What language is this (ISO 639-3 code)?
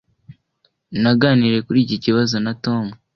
kin